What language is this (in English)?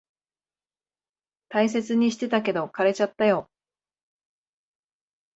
Japanese